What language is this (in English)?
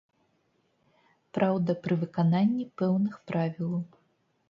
Belarusian